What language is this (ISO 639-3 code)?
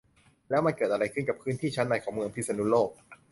tha